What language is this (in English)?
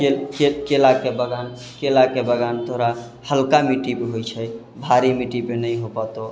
Maithili